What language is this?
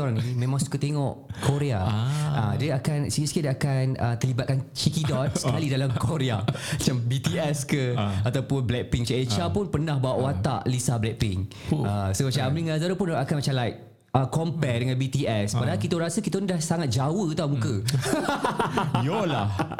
Malay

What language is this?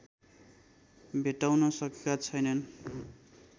Nepali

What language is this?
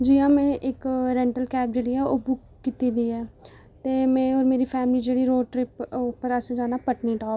Dogri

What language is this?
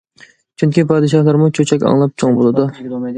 Uyghur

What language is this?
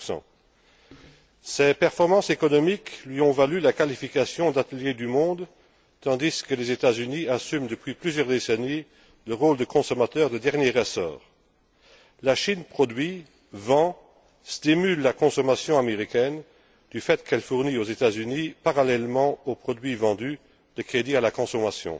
French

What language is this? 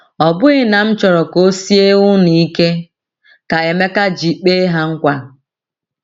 Igbo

